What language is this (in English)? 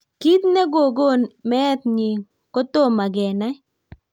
Kalenjin